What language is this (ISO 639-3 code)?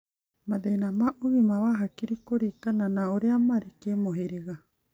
kik